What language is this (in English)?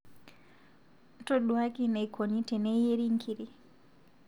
Masai